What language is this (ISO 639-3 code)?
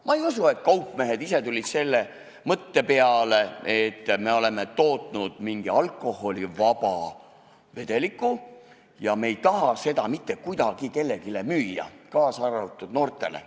est